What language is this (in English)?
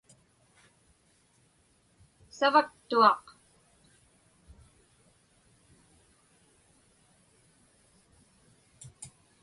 Inupiaq